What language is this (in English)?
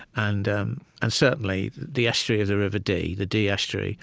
English